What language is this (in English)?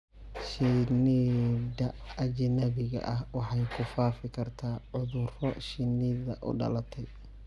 Somali